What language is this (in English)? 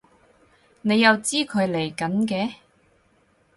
Cantonese